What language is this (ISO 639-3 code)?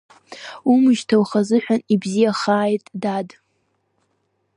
abk